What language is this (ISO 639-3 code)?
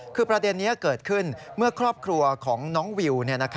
tha